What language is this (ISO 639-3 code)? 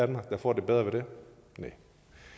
dan